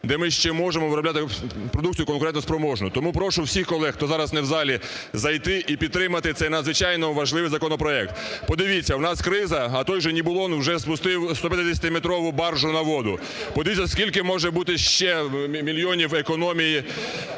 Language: Ukrainian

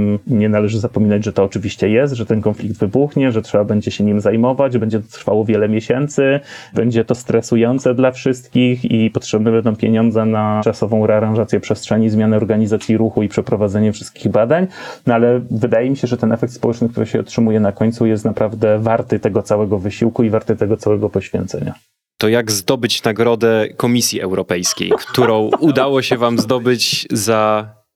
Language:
Polish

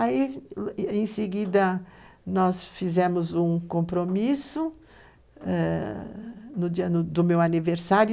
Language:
Portuguese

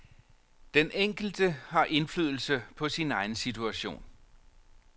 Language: Danish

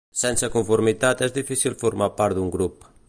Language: Catalan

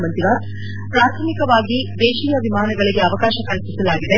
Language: Kannada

